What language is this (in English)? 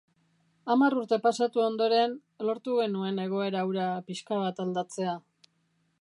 Basque